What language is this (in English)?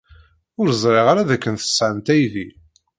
Kabyle